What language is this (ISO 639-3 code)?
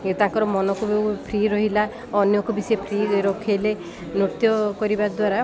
ori